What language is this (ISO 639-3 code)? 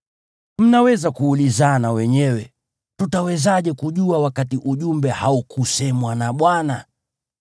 swa